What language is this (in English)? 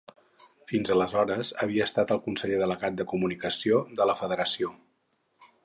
Catalan